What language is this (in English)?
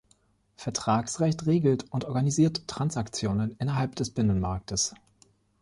German